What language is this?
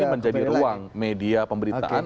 Indonesian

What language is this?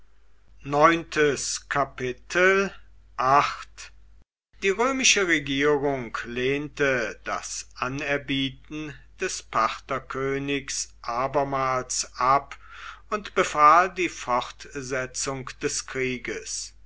German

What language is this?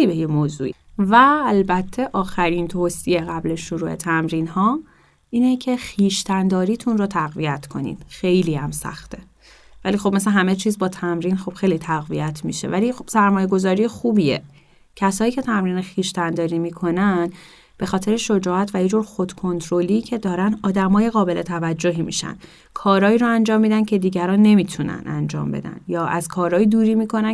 Persian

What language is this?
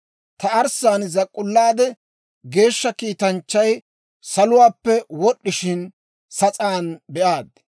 Dawro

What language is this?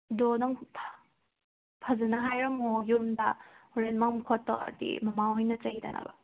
Manipuri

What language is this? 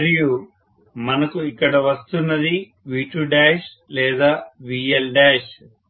Telugu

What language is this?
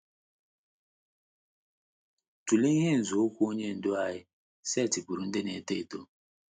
Igbo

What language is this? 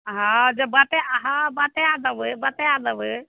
Maithili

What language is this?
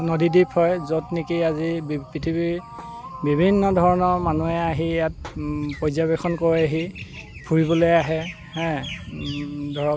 Assamese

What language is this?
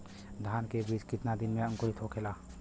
Bhojpuri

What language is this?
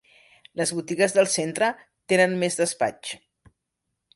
Catalan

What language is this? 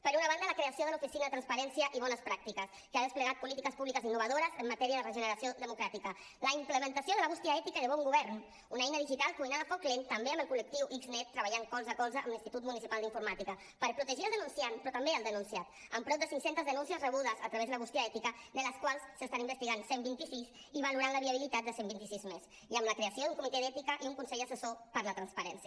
Catalan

